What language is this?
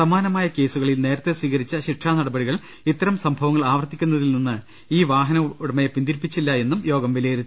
Malayalam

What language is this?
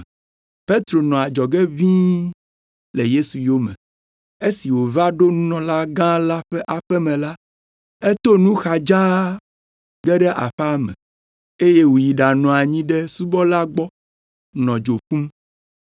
Ewe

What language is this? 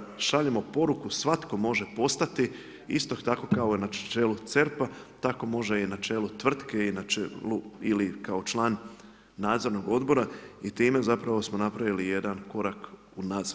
Croatian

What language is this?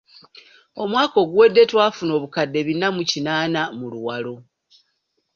Ganda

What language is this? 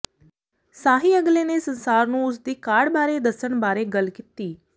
Punjabi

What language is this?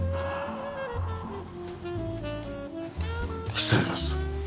Japanese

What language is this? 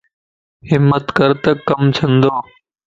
Lasi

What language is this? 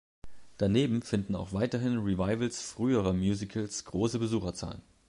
German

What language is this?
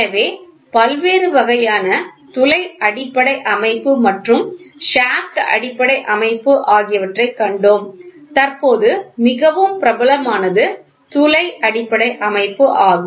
Tamil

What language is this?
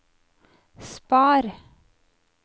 Norwegian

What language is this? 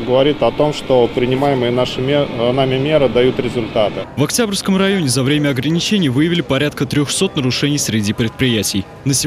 Russian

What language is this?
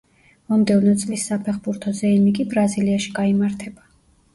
Georgian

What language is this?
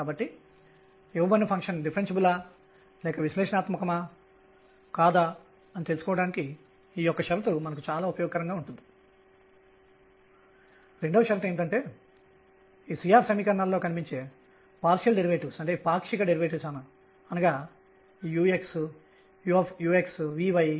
Telugu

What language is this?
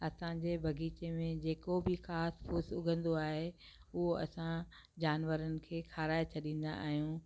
Sindhi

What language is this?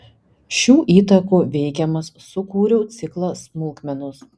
Lithuanian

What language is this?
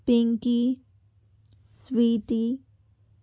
Telugu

